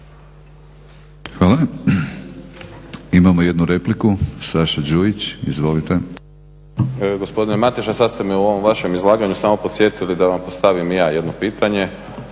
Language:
Croatian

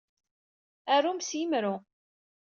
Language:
Kabyle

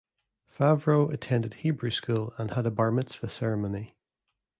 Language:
English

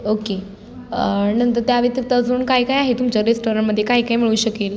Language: Marathi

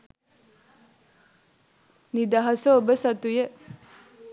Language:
Sinhala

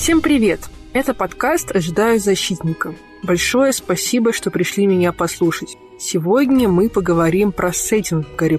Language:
Russian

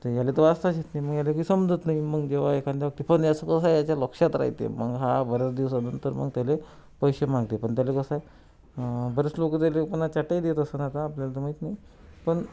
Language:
Marathi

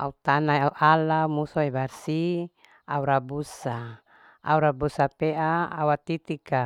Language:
Larike-Wakasihu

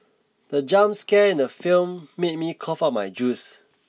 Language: English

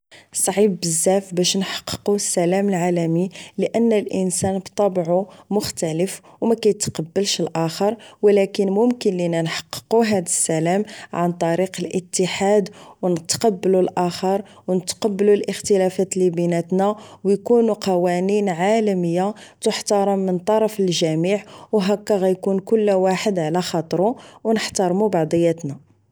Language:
Moroccan Arabic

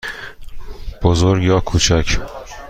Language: Persian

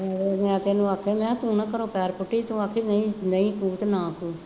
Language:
Punjabi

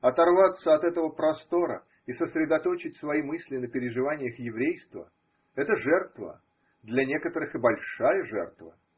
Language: Russian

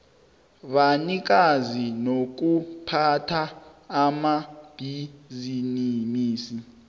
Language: South Ndebele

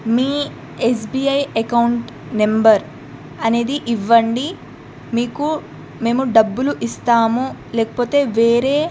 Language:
Telugu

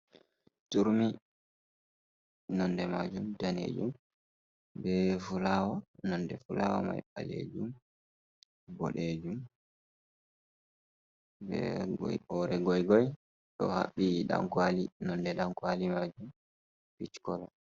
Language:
Fula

